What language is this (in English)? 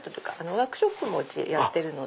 Japanese